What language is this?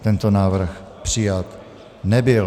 Czech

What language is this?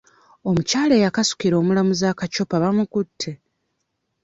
Ganda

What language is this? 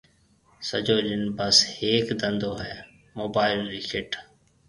Marwari (Pakistan)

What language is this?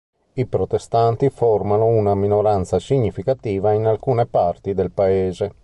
Italian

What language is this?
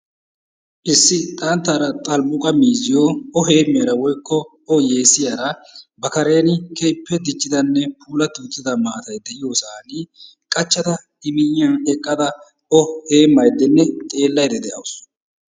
Wolaytta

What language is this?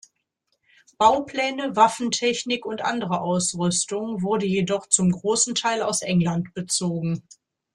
German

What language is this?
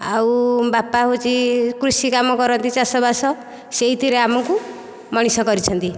Odia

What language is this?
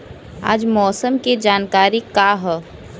Bhojpuri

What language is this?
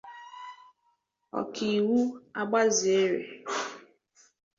Igbo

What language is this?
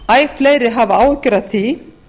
Icelandic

